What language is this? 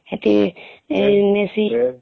Odia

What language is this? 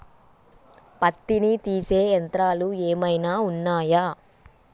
Telugu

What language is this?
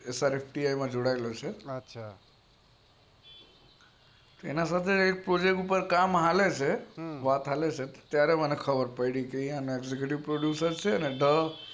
Gujarati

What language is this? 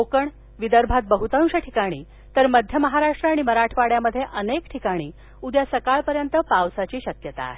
Marathi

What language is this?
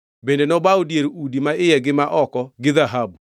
Luo (Kenya and Tanzania)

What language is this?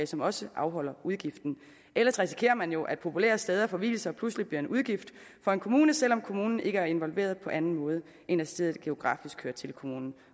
Danish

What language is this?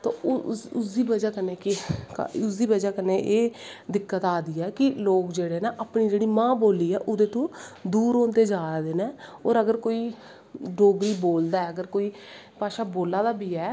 Dogri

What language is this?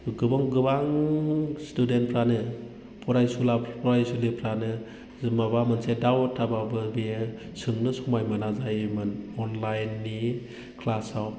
Bodo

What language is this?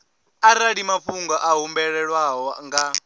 Venda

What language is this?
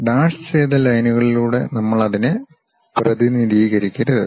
Malayalam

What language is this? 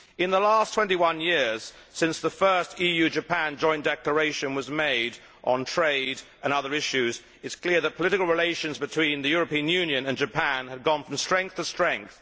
English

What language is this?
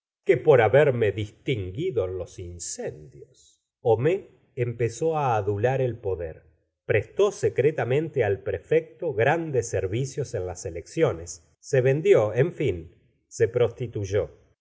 Spanish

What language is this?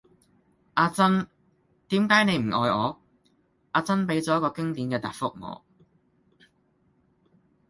Cantonese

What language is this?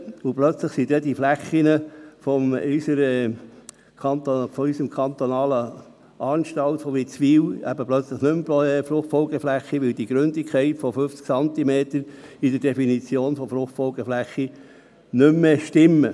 Swiss German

